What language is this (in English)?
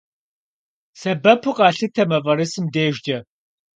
Kabardian